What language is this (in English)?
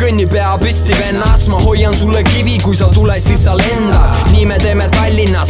Romanian